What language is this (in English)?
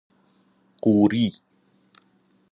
Persian